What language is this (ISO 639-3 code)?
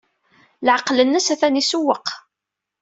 kab